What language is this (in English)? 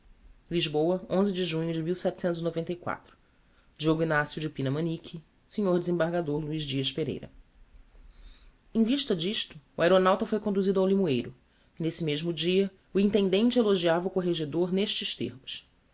Portuguese